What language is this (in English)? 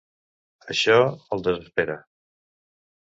Catalan